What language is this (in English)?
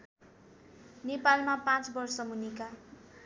Nepali